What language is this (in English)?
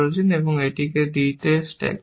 Bangla